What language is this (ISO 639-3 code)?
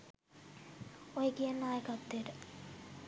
sin